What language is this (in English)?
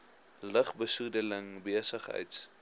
Afrikaans